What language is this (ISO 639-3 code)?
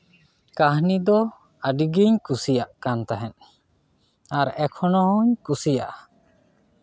sat